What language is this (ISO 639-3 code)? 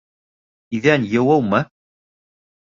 bak